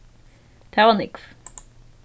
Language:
Faroese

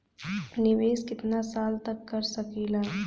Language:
Bhojpuri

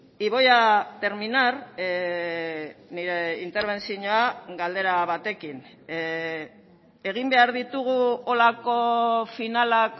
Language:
Basque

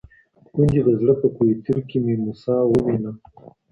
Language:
Pashto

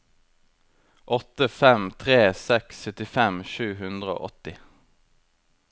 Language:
Norwegian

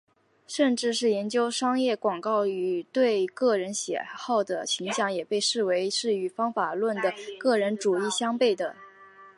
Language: Chinese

